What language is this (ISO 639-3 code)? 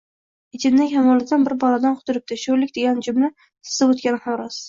uzb